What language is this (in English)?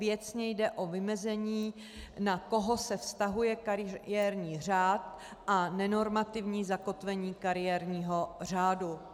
Czech